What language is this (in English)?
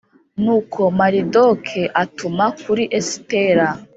Kinyarwanda